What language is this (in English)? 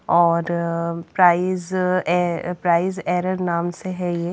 Hindi